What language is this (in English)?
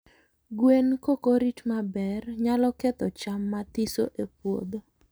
Luo (Kenya and Tanzania)